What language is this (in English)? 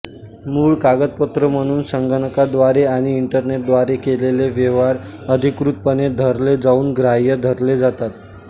Marathi